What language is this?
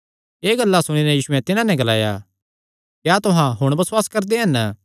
Kangri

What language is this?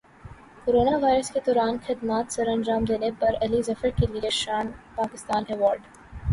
Urdu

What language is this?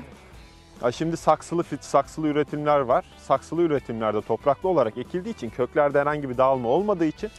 Turkish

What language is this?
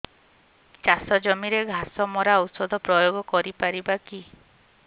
Odia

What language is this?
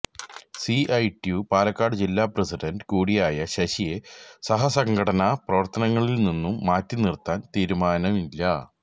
Malayalam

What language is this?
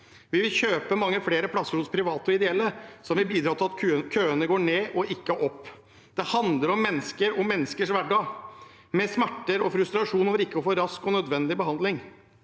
Norwegian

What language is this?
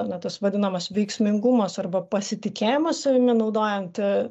Lithuanian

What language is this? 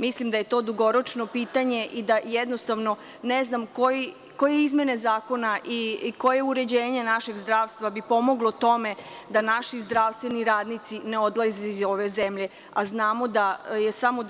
Serbian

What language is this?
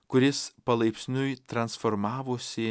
Lithuanian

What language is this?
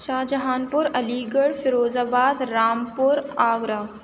Urdu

